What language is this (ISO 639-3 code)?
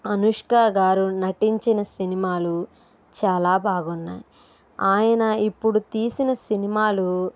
tel